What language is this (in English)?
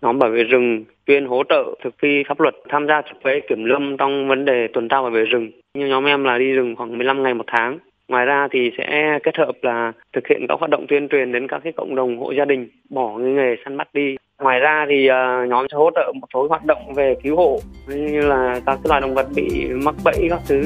Vietnamese